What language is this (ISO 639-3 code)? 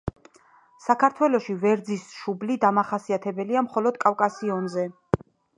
kat